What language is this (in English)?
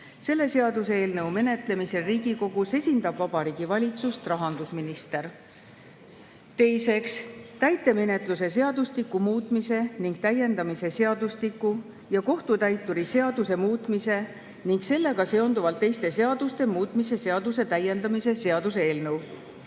Estonian